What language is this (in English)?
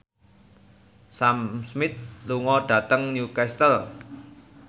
Javanese